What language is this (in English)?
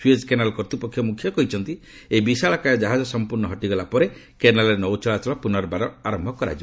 Odia